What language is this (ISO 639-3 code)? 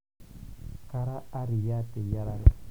mas